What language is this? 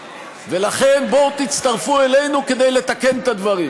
Hebrew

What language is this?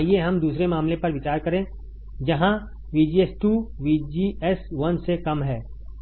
Hindi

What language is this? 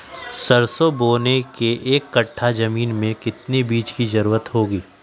Magahi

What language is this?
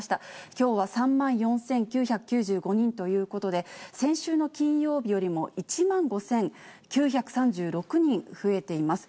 Japanese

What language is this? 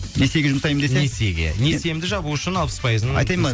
Kazakh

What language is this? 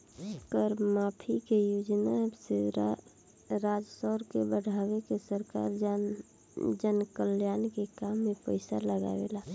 Bhojpuri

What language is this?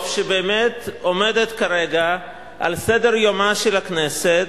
Hebrew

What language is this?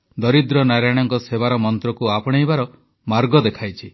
Odia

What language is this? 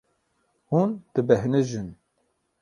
Kurdish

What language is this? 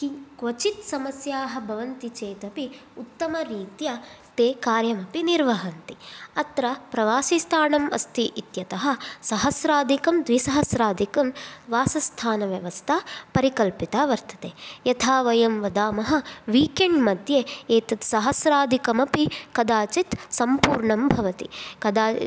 Sanskrit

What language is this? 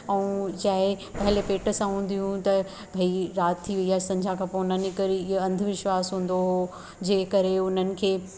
Sindhi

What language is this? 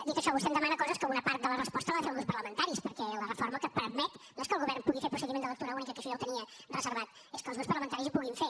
Catalan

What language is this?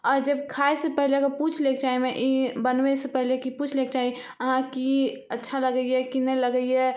Maithili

